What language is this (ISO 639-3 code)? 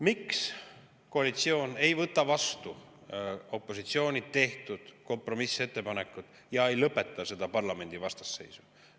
est